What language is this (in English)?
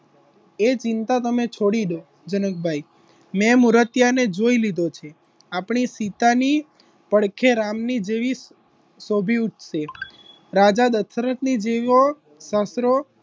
Gujarati